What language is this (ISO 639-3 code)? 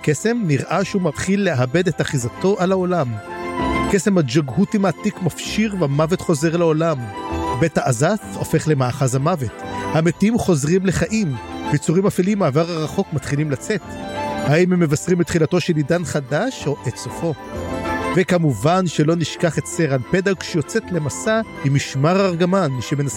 heb